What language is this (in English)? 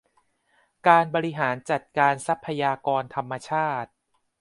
Thai